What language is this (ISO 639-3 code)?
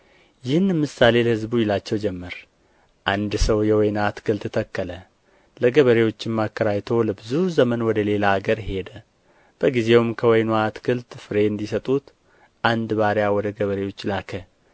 amh